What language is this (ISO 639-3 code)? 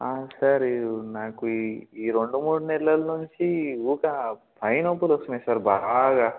tel